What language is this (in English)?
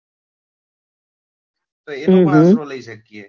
Gujarati